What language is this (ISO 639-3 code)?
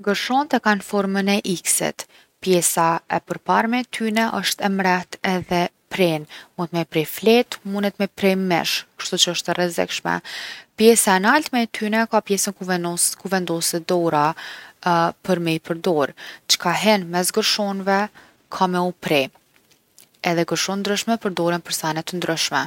aln